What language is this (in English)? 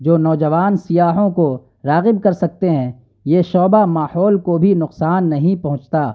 Urdu